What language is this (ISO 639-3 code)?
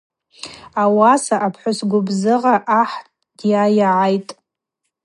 abq